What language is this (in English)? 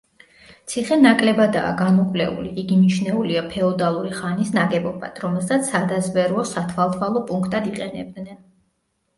Georgian